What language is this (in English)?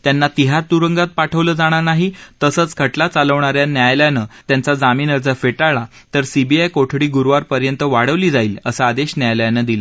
Marathi